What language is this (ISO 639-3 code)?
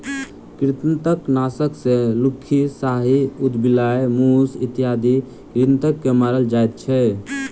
mai